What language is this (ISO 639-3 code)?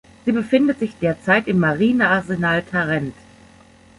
deu